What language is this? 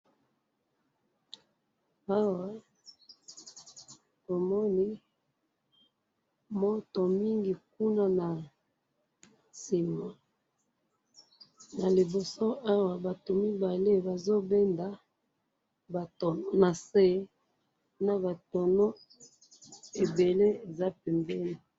Lingala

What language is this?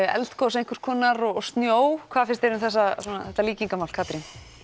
Icelandic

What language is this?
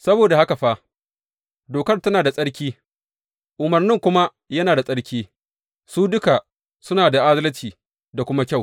Hausa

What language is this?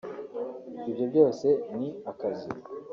Kinyarwanda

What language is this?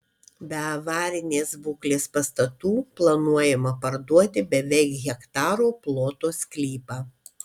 Lithuanian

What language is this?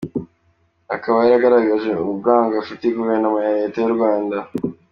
Kinyarwanda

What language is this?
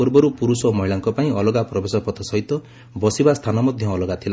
Odia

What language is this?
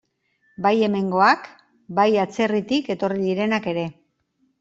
Basque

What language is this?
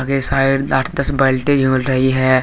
Hindi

